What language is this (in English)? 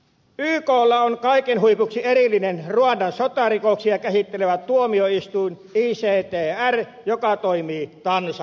Finnish